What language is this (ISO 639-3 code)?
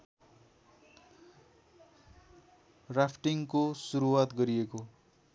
nep